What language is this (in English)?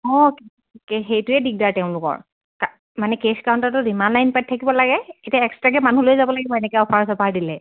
Assamese